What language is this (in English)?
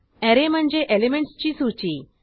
Marathi